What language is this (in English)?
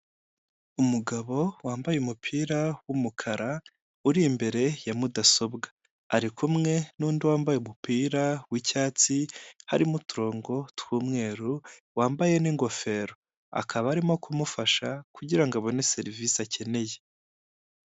Kinyarwanda